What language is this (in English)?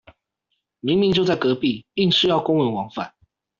Chinese